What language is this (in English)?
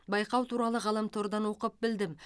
Kazakh